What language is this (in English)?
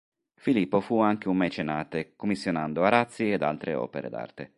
Italian